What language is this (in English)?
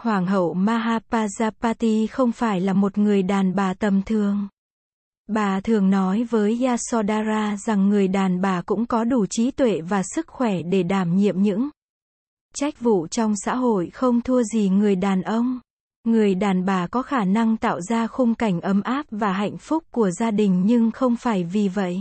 Vietnamese